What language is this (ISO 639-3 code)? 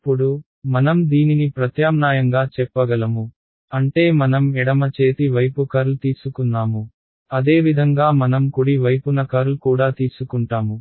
tel